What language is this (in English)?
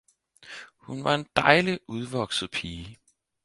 Danish